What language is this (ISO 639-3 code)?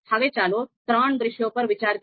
guj